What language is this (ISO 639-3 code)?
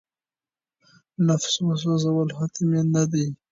pus